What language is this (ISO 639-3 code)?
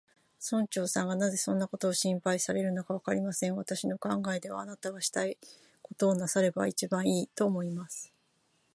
jpn